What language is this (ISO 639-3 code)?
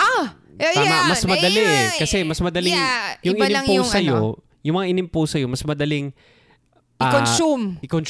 fil